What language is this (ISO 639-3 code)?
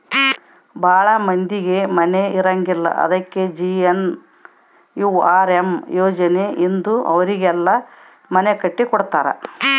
kan